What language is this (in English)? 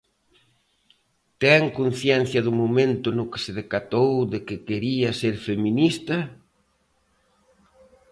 Galician